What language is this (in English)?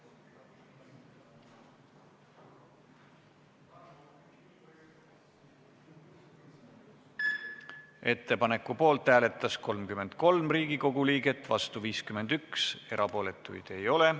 Estonian